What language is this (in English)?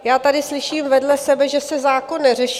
Czech